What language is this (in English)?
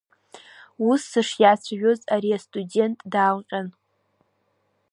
Abkhazian